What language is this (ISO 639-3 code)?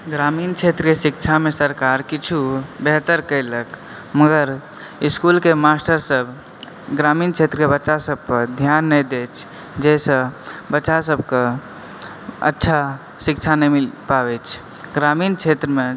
mai